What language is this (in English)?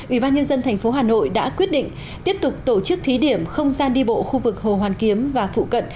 Vietnamese